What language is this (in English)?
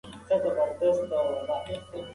Pashto